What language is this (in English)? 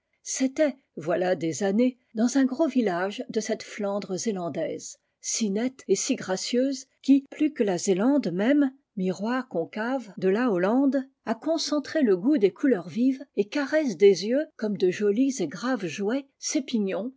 French